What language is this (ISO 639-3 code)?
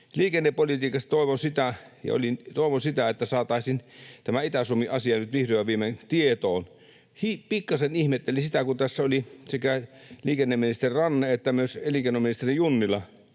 fin